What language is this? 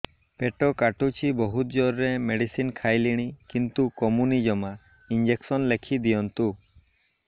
Odia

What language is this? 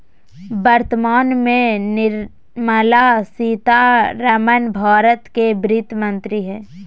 Magahi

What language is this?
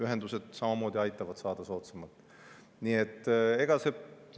Estonian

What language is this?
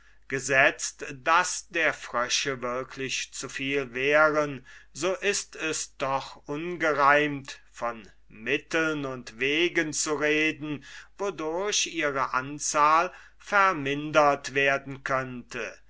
German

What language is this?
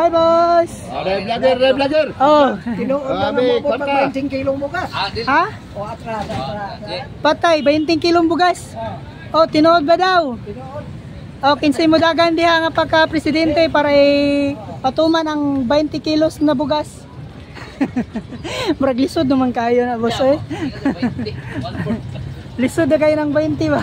Filipino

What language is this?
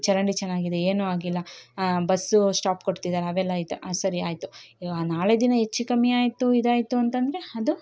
Kannada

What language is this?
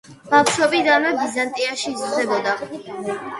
Georgian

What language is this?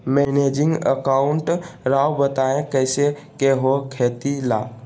Magahi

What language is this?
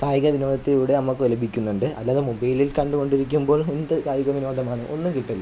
Malayalam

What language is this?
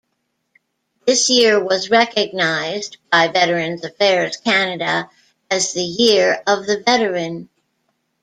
English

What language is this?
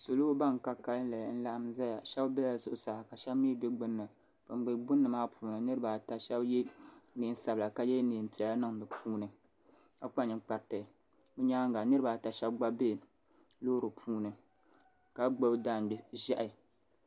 Dagbani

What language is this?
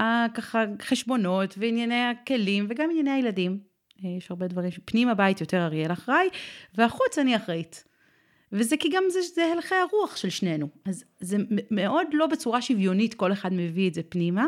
Hebrew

